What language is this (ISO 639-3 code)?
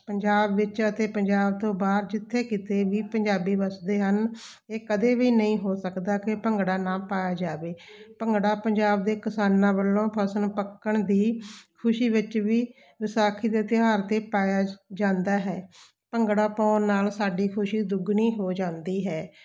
pan